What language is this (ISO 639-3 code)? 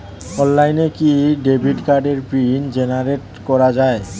ben